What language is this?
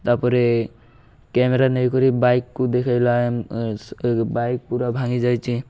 Odia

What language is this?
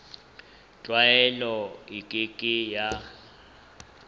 Southern Sotho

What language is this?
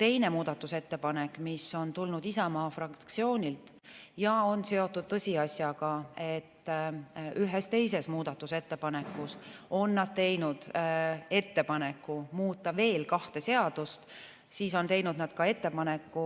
Estonian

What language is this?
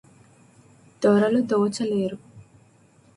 Telugu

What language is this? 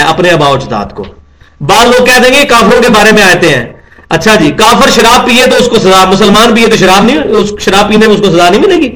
Urdu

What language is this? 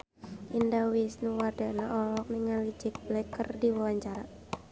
Sundanese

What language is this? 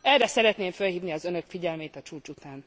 Hungarian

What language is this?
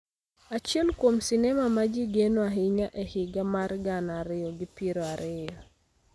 Luo (Kenya and Tanzania)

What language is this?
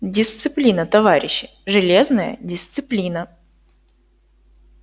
Russian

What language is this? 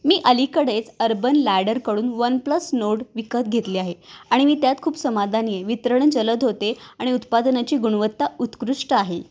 Marathi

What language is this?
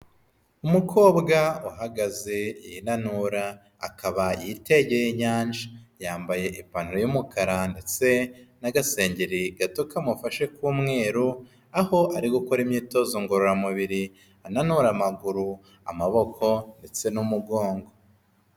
Kinyarwanda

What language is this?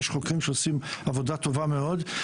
Hebrew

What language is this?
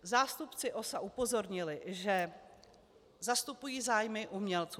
Czech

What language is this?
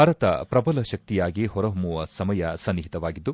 Kannada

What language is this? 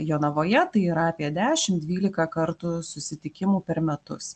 Lithuanian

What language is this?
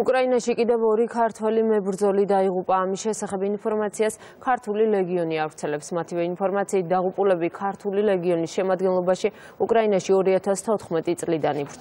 Romanian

